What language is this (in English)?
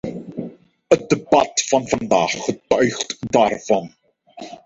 Dutch